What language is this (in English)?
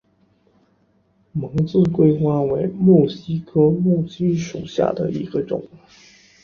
Chinese